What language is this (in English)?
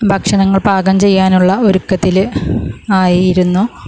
Malayalam